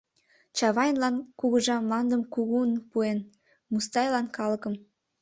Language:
Mari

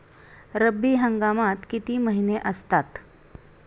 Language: Marathi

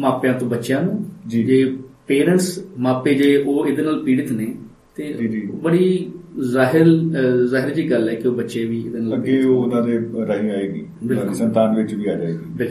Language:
Punjabi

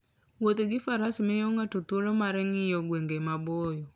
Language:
Luo (Kenya and Tanzania)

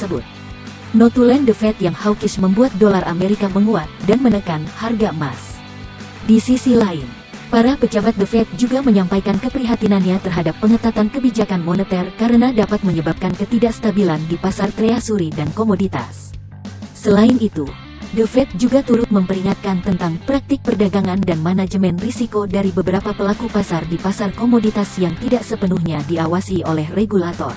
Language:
Indonesian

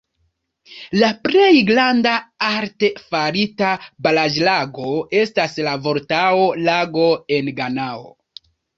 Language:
Esperanto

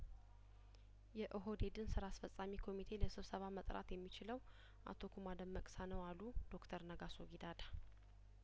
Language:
Amharic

